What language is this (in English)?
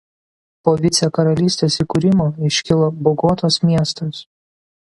Lithuanian